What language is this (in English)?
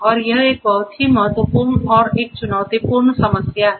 Hindi